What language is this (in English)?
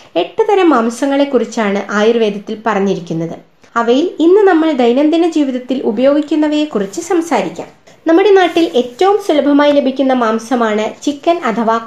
Malayalam